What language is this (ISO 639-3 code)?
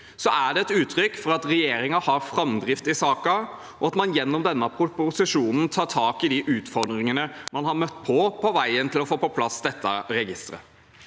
nor